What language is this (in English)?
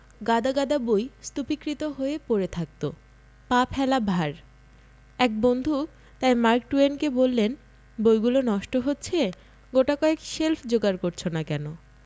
Bangla